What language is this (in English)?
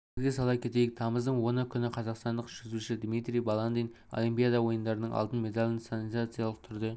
Kazakh